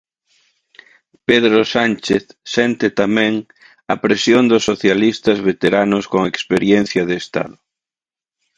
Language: Galician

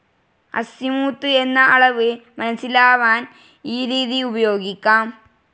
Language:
Malayalam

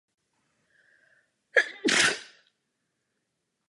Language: Czech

